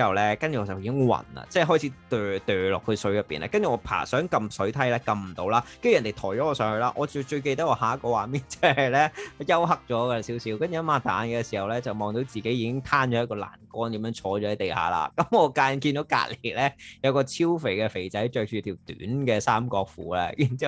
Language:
Chinese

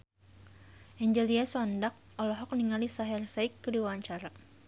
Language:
Sundanese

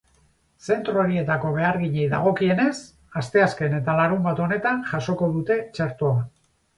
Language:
Basque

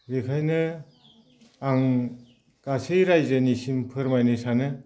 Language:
Bodo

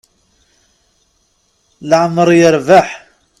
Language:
Kabyle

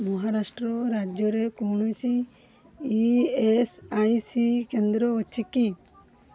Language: Odia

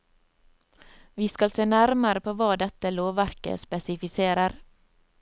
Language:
Norwegian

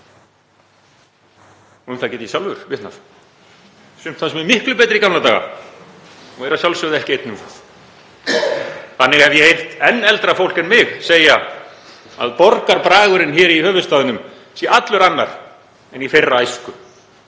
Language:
Icelandic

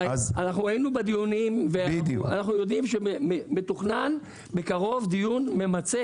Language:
Hebrew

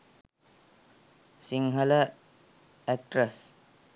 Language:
Sinhala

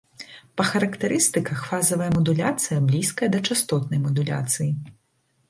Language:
Belarusian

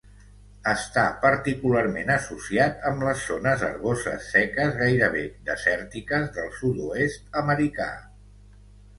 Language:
Catalan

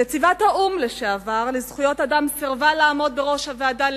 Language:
Hebrew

